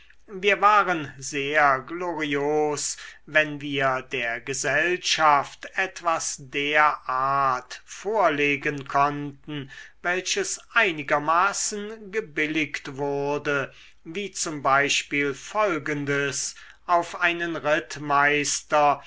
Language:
German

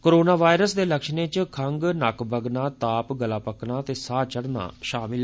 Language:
Dogri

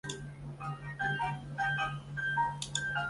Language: Chinese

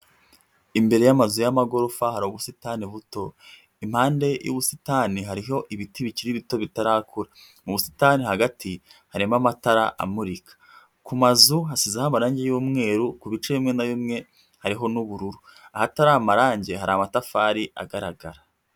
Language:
Kinyarwanda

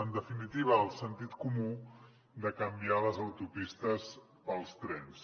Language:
Catalan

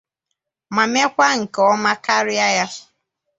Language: Igbo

